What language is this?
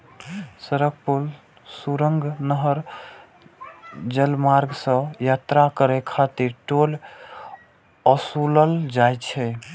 Maithili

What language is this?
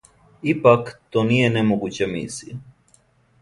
Serbian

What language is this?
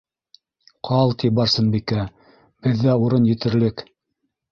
Bashkir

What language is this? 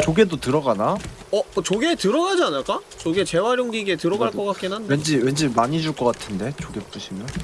Korean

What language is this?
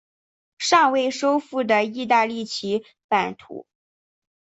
Chinese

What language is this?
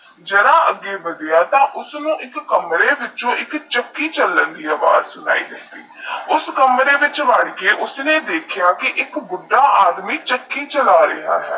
Punjabi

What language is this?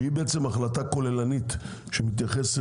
Hebrew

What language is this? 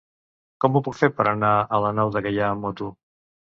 Catalan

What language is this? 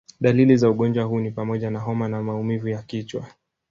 Swahili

